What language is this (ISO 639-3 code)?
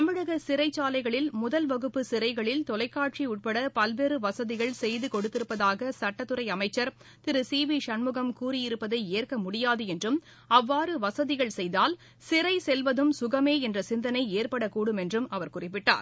tam